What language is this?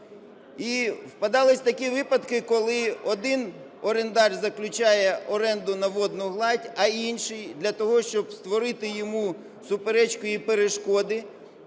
Ukrainian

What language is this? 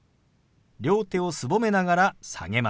Japanese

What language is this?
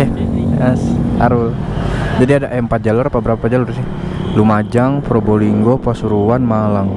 Indonesian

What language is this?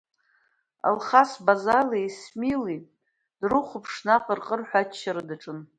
Abkhazian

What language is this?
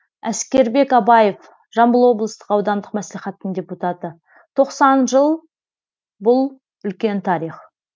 Kazakh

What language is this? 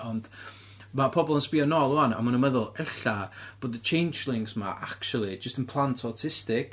Welsh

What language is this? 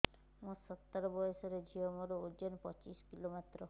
Odia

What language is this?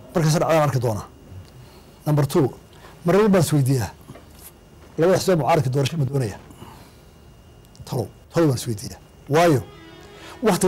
Arabic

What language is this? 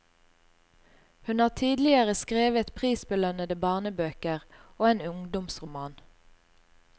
Norwegian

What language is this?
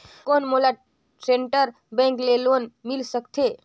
Chhattisgarhi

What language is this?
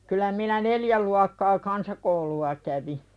Finnish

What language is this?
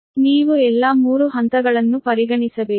Kannada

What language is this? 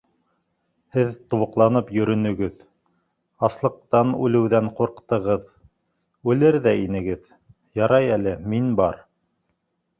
Bashkir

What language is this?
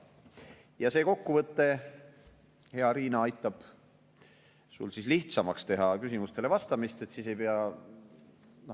Estonian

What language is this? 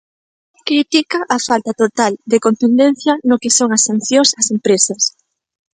Galician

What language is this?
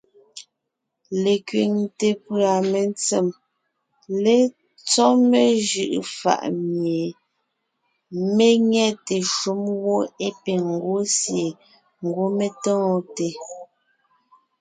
Ngiemboon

